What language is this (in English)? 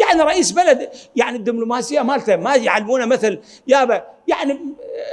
Arabic